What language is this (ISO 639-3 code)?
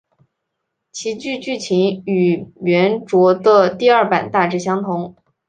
zho